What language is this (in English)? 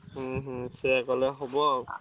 Odia